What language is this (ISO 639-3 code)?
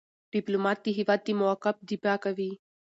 pus